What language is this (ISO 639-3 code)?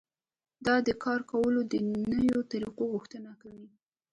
pus